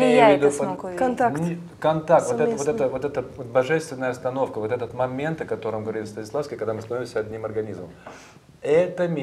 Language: Russian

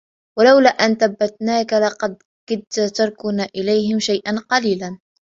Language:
Arabic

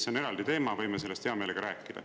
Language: Estonian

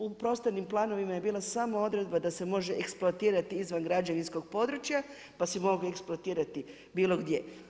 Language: Croatian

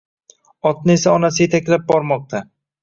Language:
Uzbek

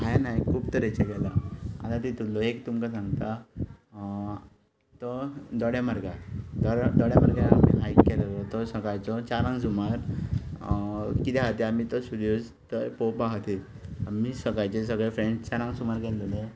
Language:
Konkani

